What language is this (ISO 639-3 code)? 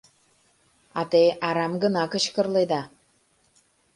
chm